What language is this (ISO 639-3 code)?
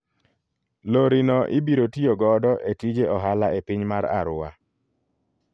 luo